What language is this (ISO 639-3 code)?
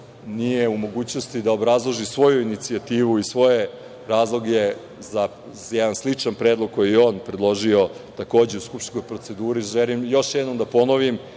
srp